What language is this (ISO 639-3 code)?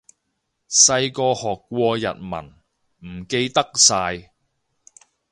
yue